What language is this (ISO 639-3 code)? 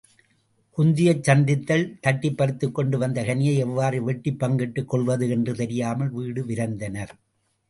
tam